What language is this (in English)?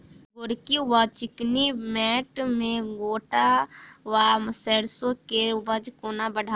Maithili